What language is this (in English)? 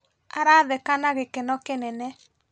Kikuyu